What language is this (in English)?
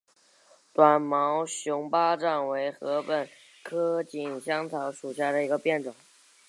Chinese